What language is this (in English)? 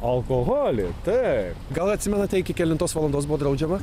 Lithuanian